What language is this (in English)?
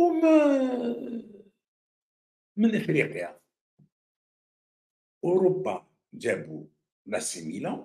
Arabic